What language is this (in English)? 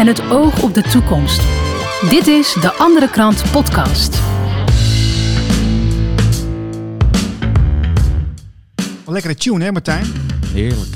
Dutch